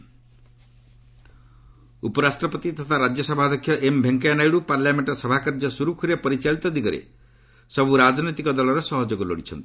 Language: Odia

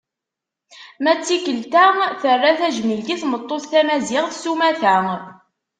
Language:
Kabyle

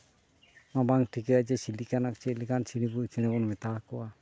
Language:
Santali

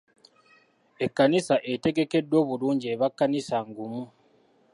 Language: Ganda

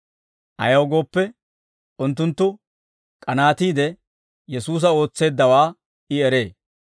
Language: Dawro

